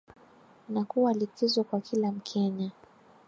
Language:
Swahili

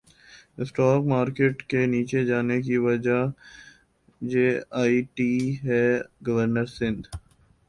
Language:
Urdu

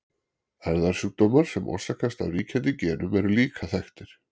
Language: Icelandic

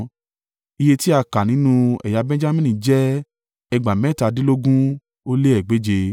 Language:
Yoruba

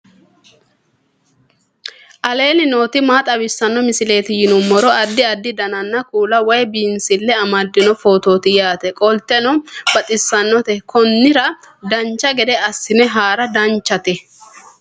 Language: Sidamo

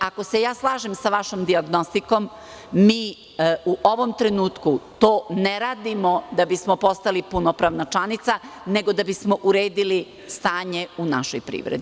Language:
Serbian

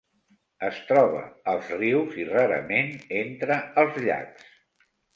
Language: Catalan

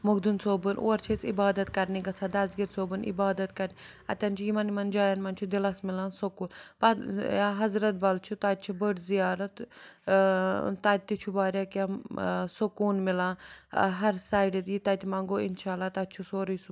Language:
Kashmiri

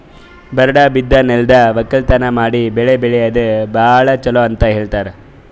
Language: Kannada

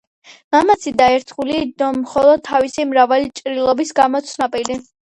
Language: Georgian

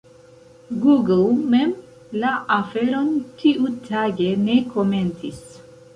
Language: Esperanto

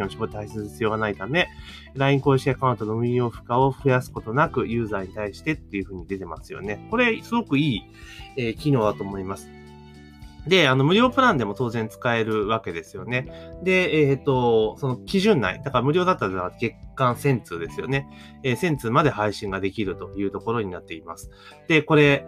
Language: Japanese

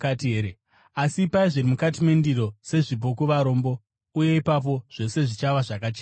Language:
Shona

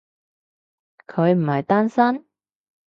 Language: Cantonese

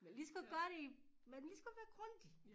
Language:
Danish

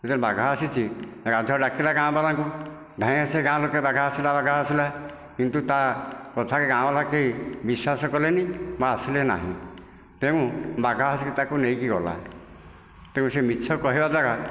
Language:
Odia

